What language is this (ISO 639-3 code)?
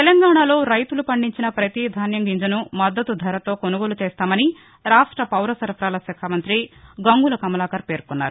tel